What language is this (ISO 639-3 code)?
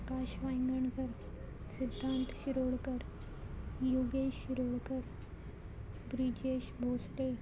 kok